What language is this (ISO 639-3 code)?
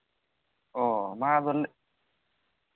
sat